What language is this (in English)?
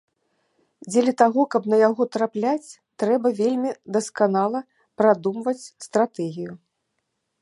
Belarusian